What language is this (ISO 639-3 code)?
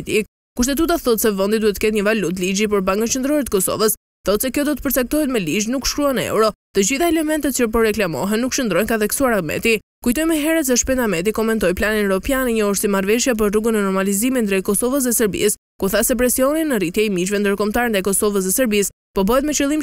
ron